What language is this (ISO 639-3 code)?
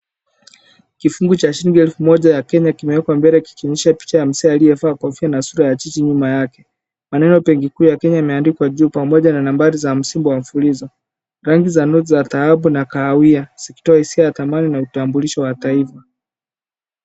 swa